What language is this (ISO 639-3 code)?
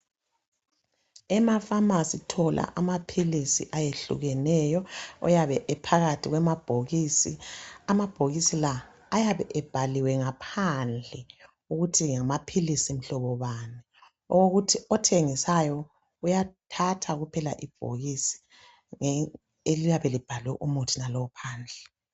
nde